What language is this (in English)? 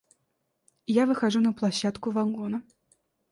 Russian